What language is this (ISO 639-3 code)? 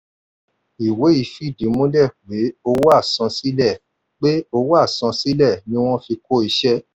yor